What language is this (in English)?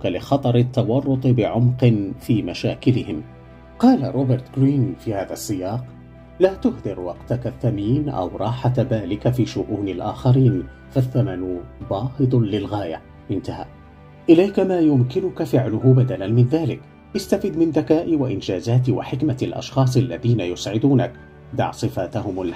Arabic